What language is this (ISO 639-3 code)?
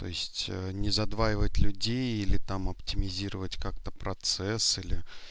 rus